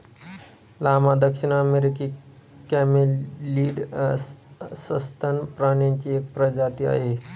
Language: Marathi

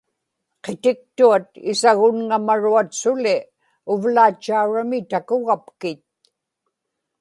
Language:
Inupiaq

